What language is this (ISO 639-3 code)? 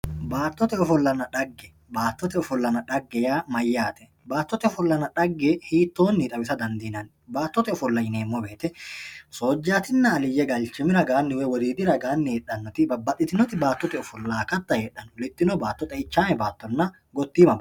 sid